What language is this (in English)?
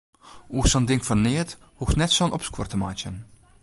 Western Frisian